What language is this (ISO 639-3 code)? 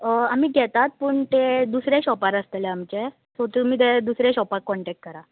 kok